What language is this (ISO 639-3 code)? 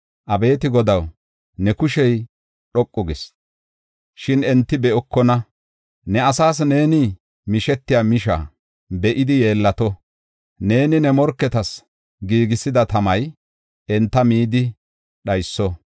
gof